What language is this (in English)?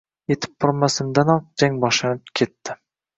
Uzbek